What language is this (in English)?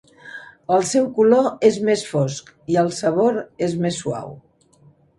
Catalan